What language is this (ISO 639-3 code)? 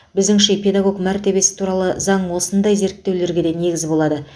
kaz